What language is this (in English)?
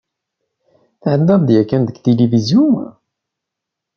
Kabyle